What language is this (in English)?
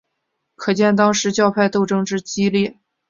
Chinese